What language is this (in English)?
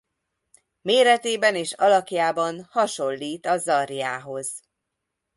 Hungarian